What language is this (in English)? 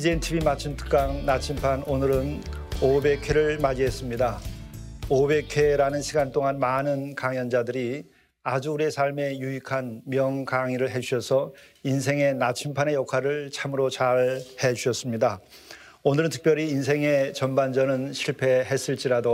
Korean